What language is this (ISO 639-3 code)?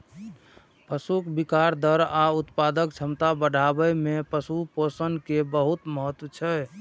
mai